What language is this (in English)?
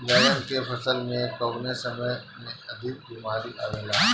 Bhojpuri